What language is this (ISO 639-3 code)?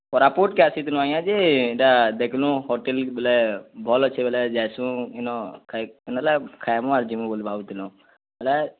ori